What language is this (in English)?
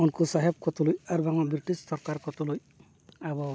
Santali